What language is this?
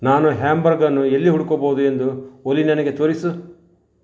Kannada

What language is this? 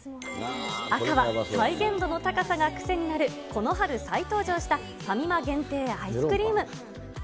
Japanese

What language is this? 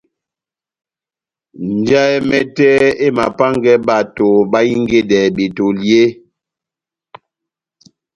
Batanga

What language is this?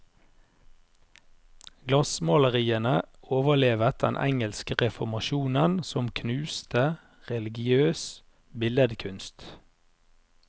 Norwegian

